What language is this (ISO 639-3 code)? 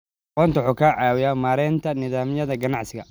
som